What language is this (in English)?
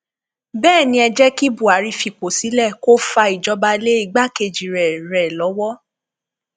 Yoruba